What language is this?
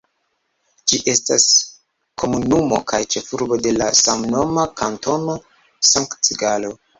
Esperanto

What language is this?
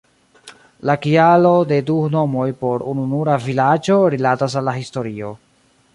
Esperanto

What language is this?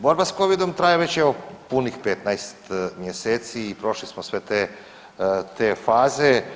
Croatian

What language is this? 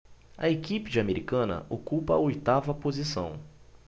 Portuguese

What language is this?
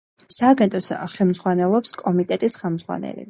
Georgian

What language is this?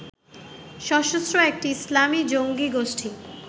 Bangla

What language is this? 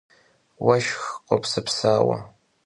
Kabardian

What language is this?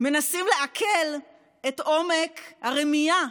Hebrew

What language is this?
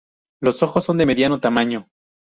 Spanish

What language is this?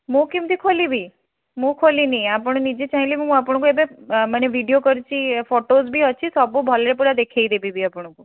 Odia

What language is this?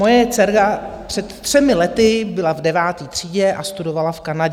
Czech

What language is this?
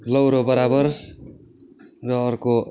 Nepali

